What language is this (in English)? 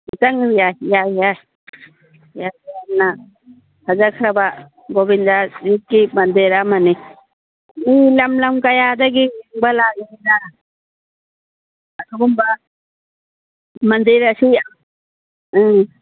Manipuri